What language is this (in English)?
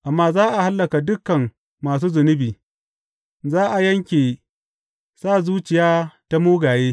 Hausa